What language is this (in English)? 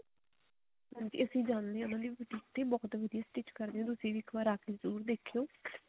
Punjabi